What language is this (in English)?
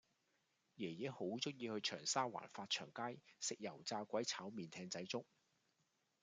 Cantonese